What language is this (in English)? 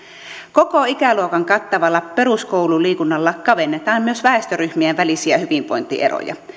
Finnish